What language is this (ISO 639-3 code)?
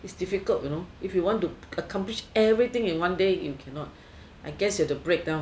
eng